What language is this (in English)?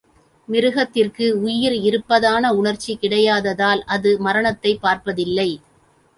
Tamil